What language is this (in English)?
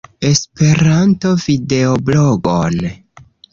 Esperanto